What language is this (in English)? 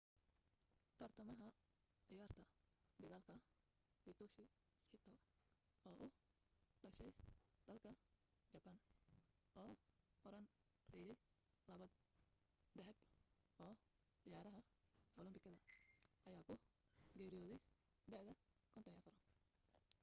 Somali